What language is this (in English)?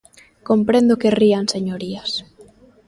Galician